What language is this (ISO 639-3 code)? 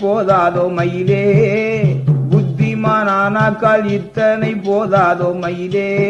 tam